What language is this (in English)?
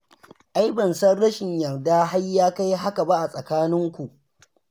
Hausa